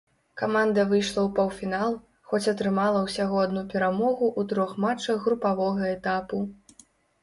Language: Belarusian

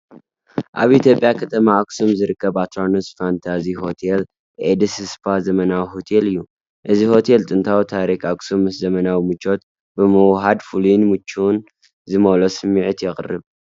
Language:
Tigrinya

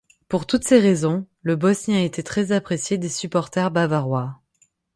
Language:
French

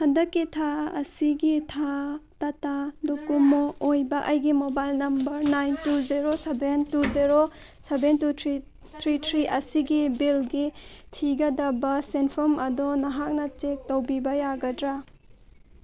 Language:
Manipuri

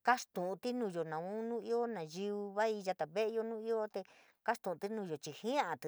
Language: San Miguel El Grande Mixtec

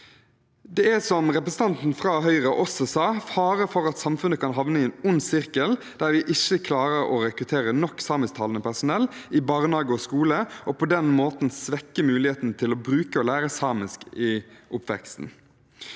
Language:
Norwegian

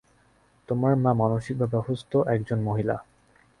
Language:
Bangla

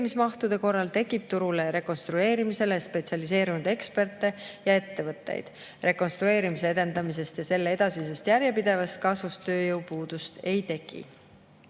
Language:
Estonian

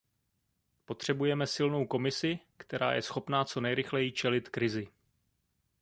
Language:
Czech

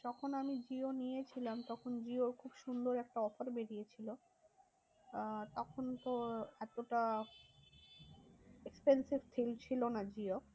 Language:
Bangla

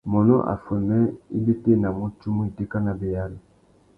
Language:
Tuki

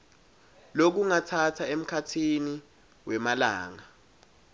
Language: Swati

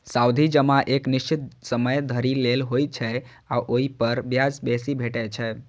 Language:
Maithili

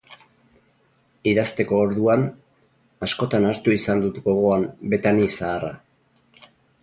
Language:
Basque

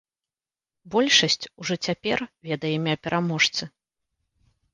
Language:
Belarusian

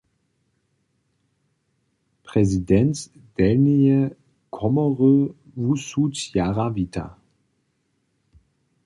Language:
Upper Sorbian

